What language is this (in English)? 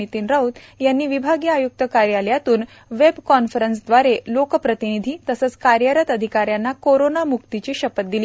Marathi